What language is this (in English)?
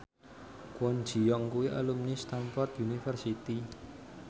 Javanese